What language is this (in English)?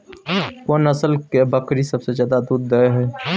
Maithili